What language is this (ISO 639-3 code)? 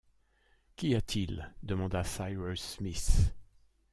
fra